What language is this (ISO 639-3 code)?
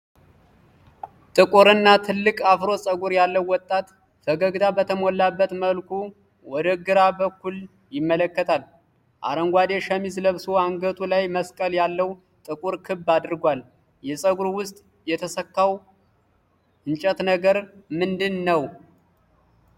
amh